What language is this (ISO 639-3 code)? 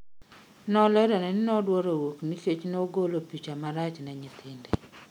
luo